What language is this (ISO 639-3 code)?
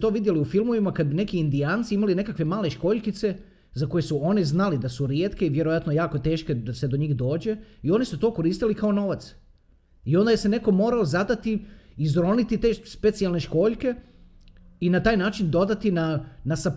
hrv